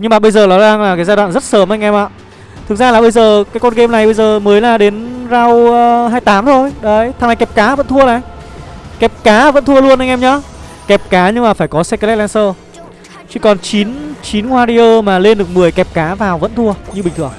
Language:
Vietnamese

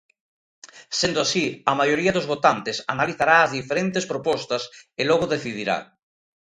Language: Galician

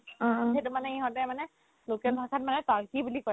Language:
Assamese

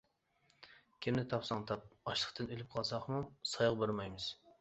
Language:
Uyghur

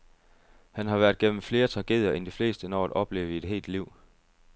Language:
Danish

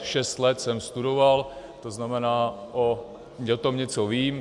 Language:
Czech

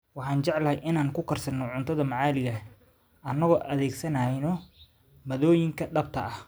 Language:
Somali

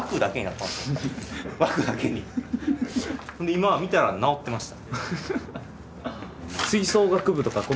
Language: Japanese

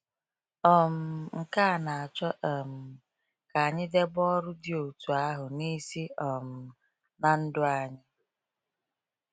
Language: Igbo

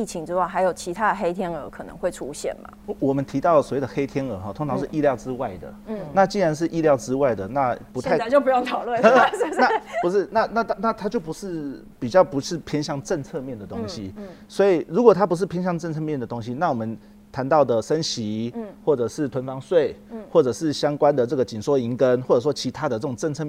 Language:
Chinese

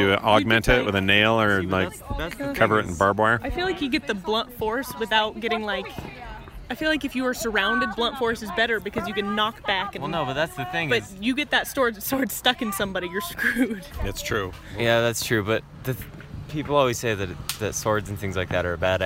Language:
English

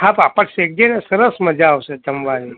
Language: Gujarati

